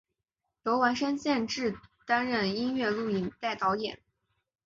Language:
Chinese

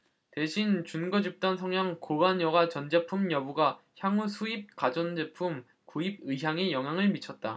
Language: Korean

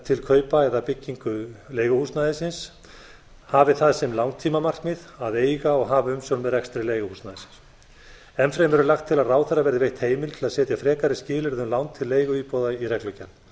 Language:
Icelandic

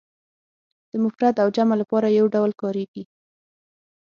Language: Pashto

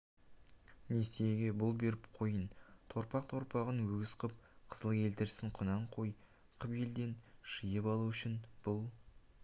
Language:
Kazakh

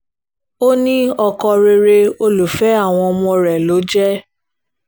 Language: Yoruba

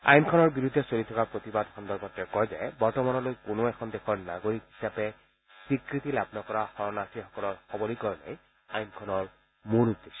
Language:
Assamese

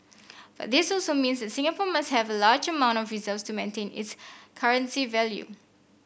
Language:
English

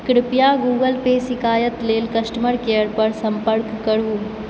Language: Maithili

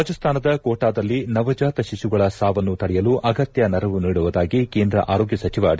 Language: Kannada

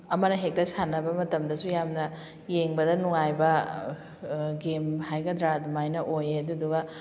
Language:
Manipuri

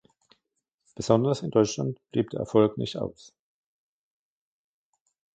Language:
German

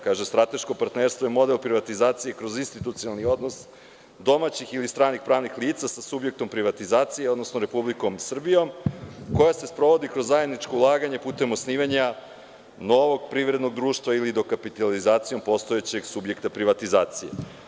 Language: Serbian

